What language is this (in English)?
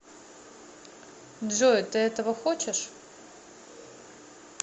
Russian